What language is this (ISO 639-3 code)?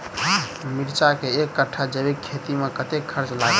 mai